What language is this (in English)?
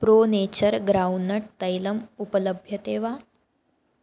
Sanskrit